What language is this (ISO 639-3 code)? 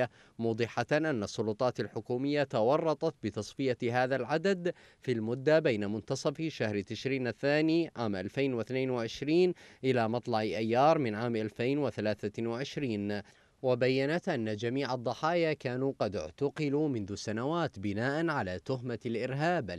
ara